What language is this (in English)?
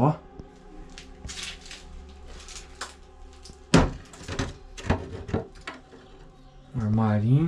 Portuguese